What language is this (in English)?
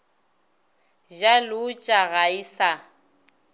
Northern Sotho